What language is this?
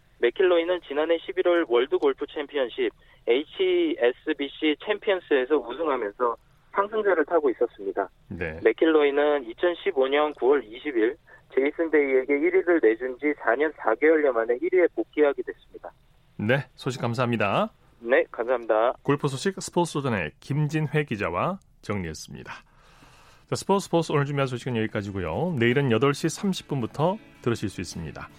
Korean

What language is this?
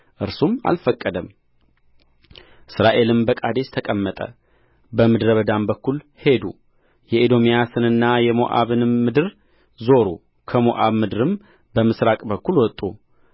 Amharic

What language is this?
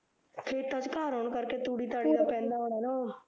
Punjabi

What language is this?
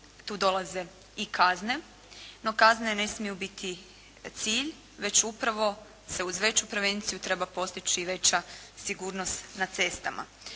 Croatian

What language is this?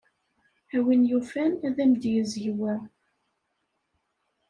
Kabyle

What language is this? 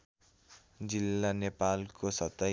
Nepali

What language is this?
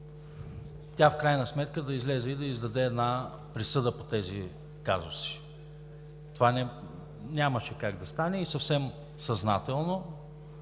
Bulgarian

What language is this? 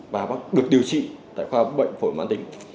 Vietnamese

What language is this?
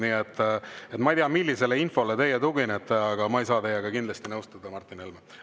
Estonian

